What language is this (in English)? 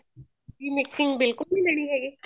Punjabi